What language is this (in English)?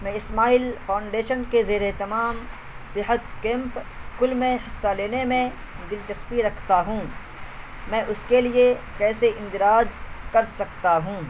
Urdu